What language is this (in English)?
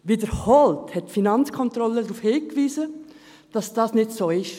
Swiss German